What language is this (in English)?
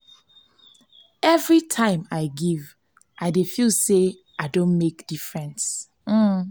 Nigerian Pidgin